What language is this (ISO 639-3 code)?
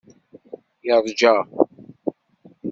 kab